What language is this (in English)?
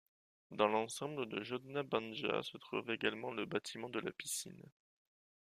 French